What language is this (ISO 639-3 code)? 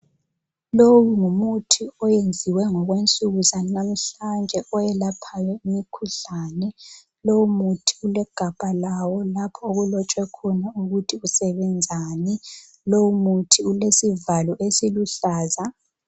nde